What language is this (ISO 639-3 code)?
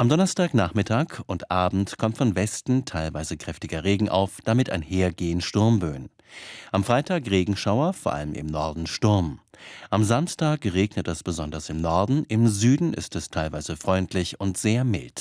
deu